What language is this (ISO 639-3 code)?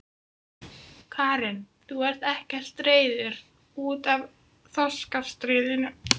isl